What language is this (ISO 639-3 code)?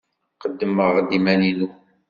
kab